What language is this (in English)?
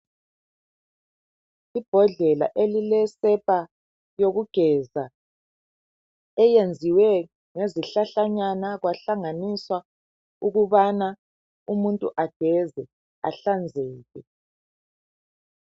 North Ndebele